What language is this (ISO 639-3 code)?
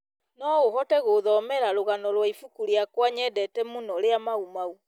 kik